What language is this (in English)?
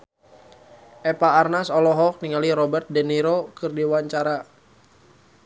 Sundanese